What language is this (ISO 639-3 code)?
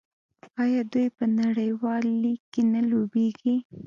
pus